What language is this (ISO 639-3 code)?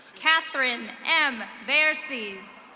eng